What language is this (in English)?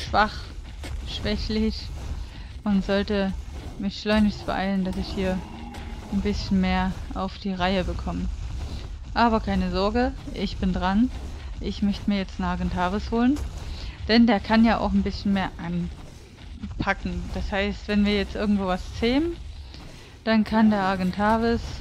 German